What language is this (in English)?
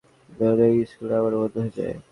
Bangla